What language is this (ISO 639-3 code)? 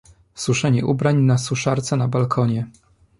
pol